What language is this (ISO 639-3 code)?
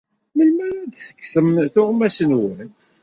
kab